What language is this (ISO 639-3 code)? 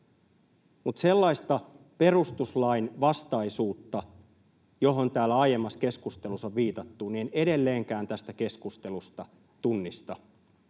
fin